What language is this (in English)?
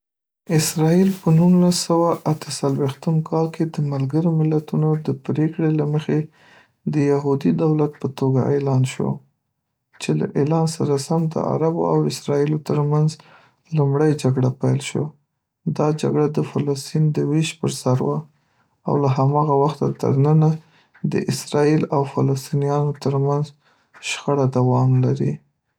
Pashto